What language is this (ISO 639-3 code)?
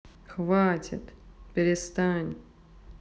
rus